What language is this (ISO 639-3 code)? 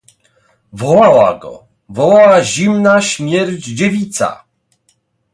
pol